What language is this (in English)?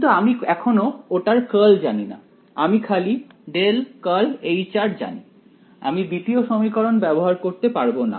Bangla